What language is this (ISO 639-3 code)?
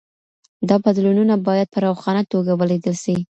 pus